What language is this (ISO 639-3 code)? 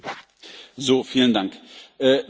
deu